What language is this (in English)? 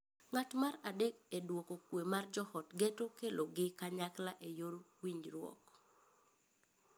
Luo (Kenya and Tanzania)